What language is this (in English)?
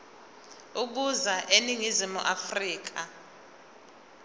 Zulu